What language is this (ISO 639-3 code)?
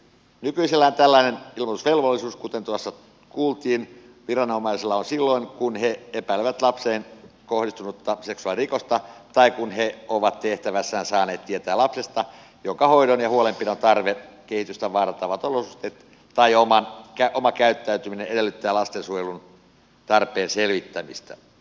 fin